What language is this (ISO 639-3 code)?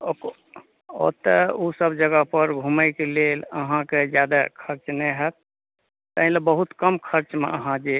mai